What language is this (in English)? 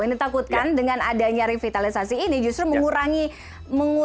Indonesian